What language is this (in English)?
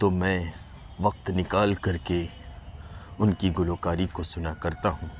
Urdu